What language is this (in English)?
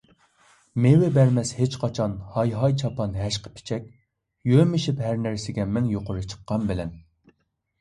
Uyghur